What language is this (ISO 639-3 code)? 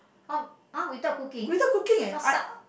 eng